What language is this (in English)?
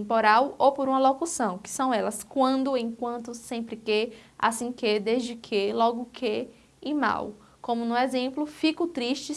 Portuguese